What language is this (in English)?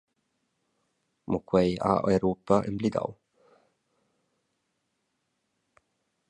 Romansh